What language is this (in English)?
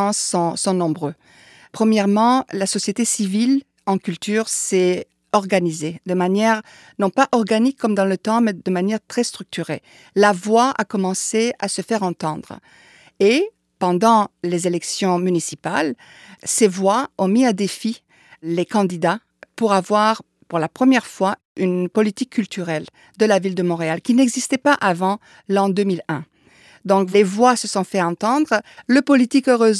French